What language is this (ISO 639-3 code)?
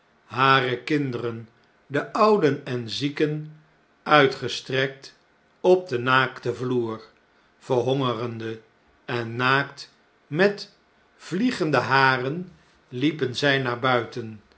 nld